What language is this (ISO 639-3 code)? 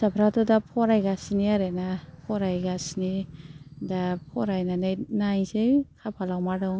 brx